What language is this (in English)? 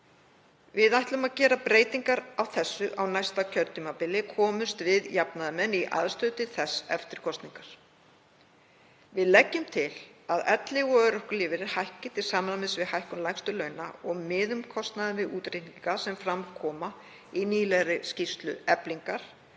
Icelandic